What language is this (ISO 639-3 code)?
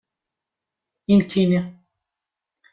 kab